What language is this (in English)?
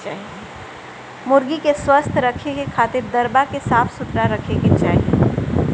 Bhojpuri